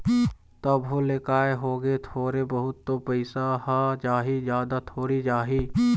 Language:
Chhattisgarhi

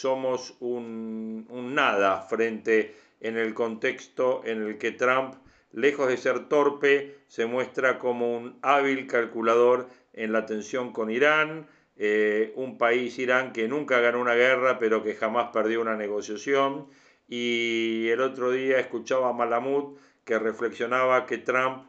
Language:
Spanish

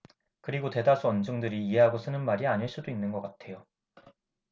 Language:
Korean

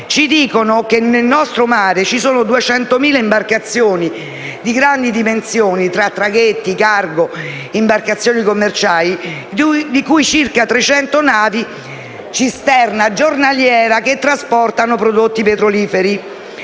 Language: Italian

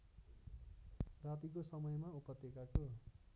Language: Nepali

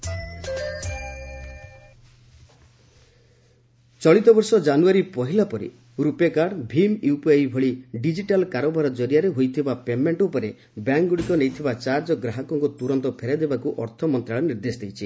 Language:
Odia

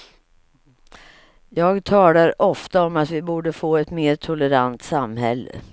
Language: Swedish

